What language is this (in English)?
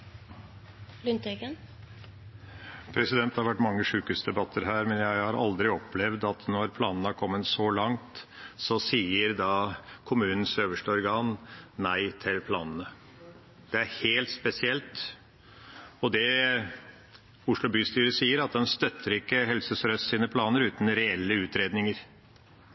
Norwegian Bokmål